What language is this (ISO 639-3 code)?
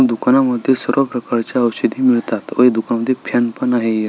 mar